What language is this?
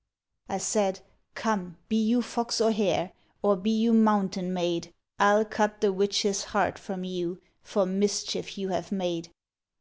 English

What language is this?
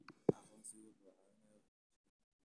Somali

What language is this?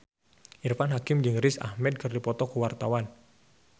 Sundanese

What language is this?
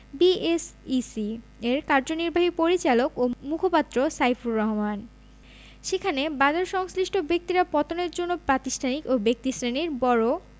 Bangla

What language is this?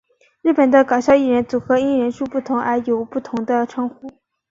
Chinese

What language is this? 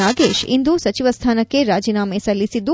Kannada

